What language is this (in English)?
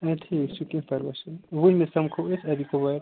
Kashmiri